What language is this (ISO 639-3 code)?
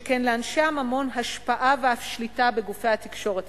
heb